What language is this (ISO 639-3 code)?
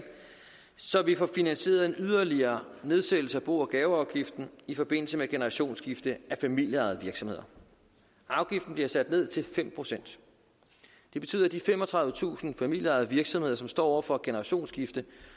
dan